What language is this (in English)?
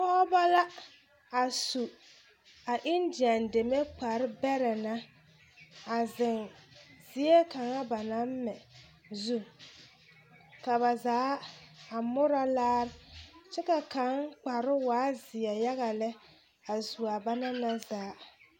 Southern Dagaare